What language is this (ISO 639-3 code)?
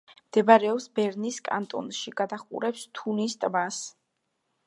kat